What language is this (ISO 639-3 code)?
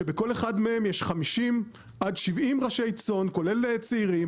heb